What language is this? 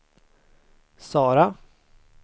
Swedish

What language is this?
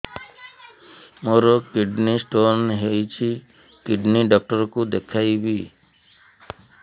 Odia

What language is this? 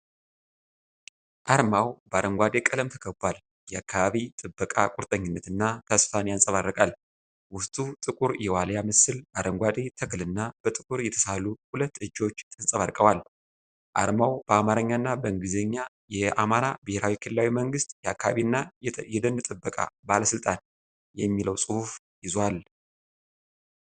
Amharic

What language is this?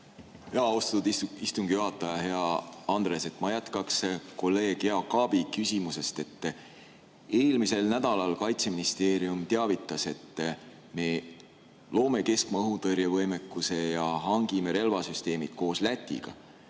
Estonian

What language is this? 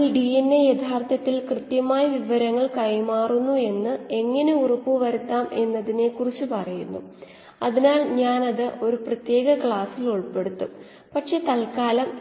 Malayalam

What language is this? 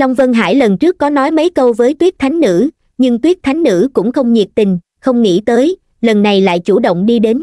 Vietnamese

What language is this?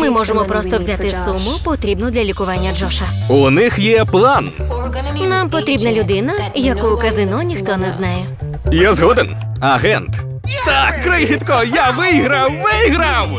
Ukrainian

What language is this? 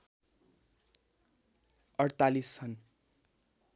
Nepali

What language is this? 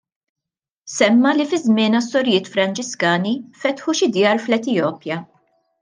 Maltese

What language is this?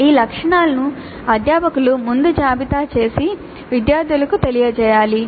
Telugu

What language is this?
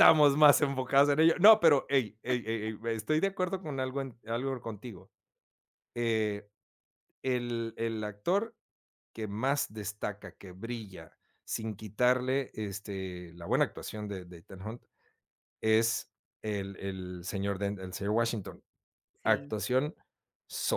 Spanish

